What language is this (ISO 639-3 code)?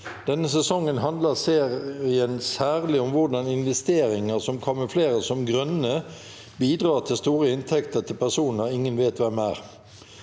nor